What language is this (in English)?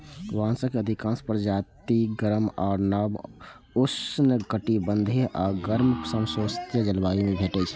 Maithili